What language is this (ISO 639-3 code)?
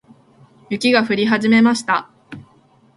jpn